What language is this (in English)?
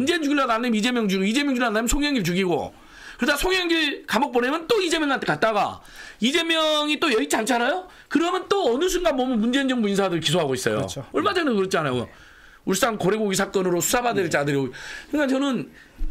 Korean